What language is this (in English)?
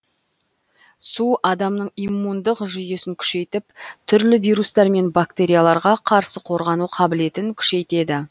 Kazakh